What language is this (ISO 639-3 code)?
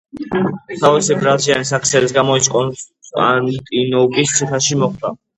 kat